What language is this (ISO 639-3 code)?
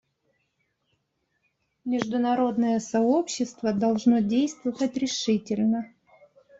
rus